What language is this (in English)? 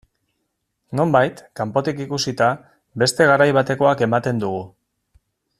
Basque